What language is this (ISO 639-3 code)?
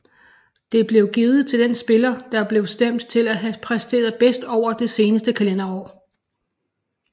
dan